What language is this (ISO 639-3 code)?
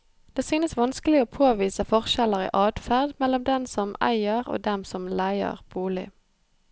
nor